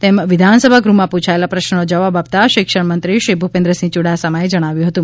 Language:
Gujarati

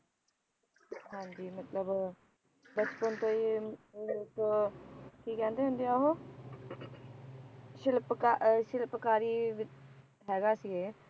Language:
Punjabi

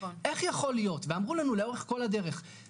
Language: Hebrew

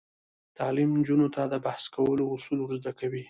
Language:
Pashto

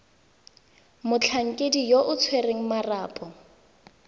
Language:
Tswana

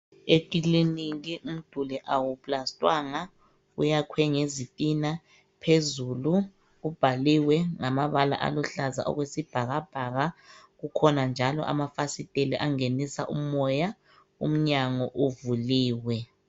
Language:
North Ndebele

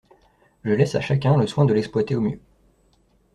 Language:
French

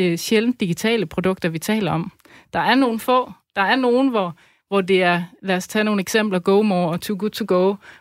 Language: Danish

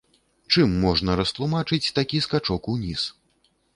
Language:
Belarusian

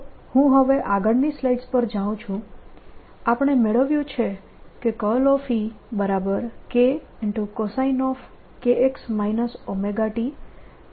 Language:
Gujarati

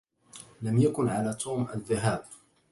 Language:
Arabic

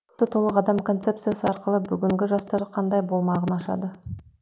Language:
Kazakh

